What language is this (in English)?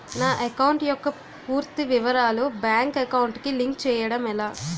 Telugu